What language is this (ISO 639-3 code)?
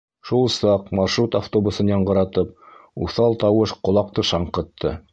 bak